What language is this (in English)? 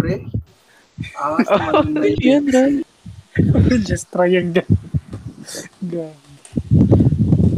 Filipino